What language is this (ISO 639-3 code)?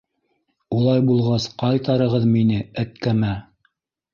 bak